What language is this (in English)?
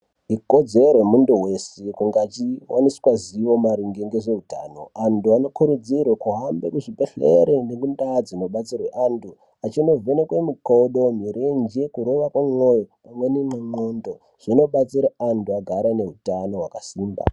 Ndau